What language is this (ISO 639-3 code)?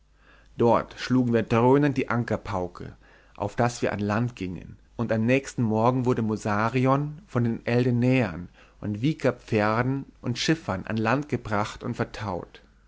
deu